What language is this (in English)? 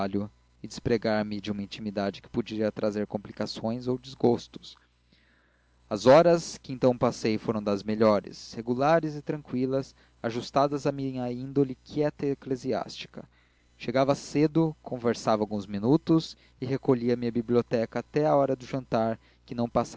Portuguese